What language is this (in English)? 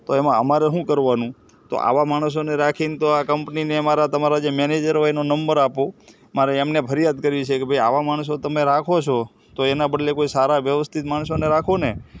Gujarati